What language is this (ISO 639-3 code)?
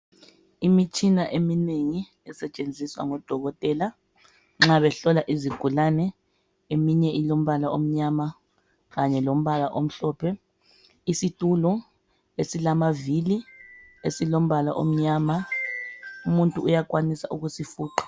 nde